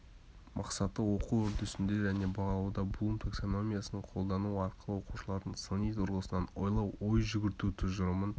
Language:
Kazakh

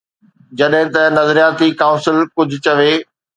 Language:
Sindhi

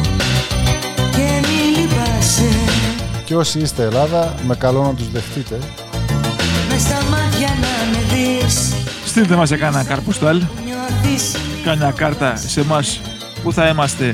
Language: Greek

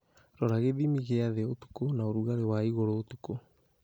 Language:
Kikuyu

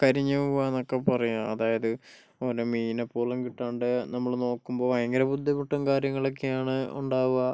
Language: Malayalam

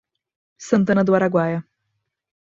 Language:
Portuguese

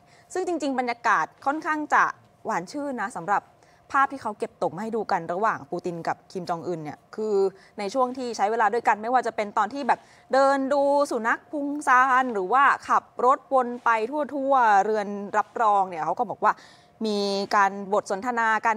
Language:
Thai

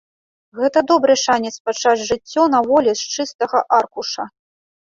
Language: Belarusian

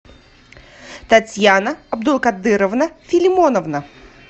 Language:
Russian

